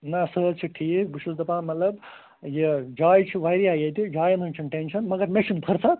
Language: Kashmiri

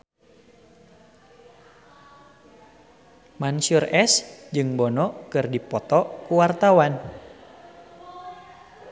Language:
Sundanese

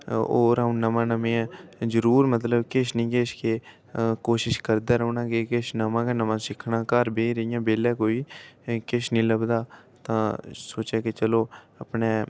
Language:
Dogri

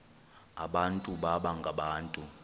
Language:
Xhosa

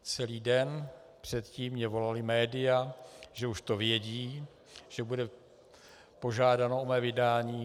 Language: Czech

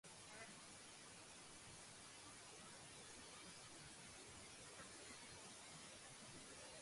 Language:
Georgian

